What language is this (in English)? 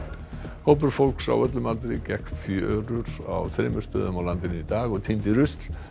Icelandic